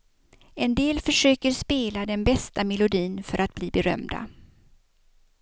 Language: Swedish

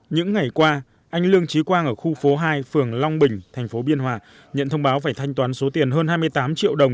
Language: Vietnamese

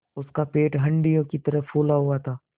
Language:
Hindi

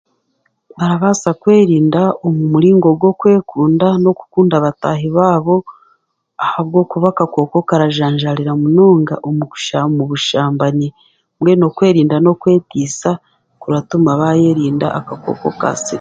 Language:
Chiga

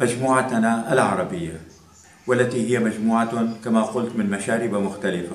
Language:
Arabic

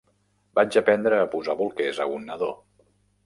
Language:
Catalan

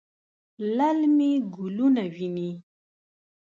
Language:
Pashto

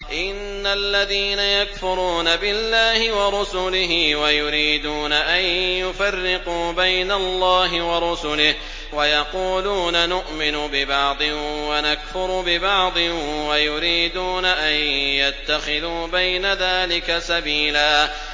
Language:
Arabic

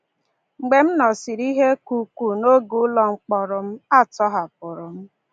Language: Igbo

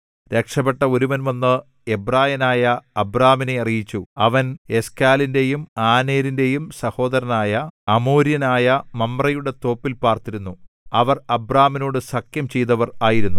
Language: Malayalam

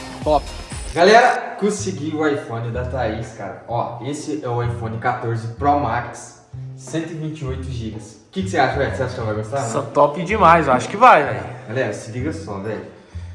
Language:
Portuguese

